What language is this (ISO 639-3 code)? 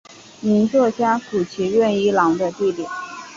zho